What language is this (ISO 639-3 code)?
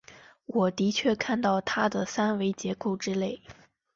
zho